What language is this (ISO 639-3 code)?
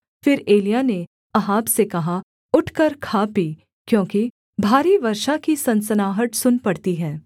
hin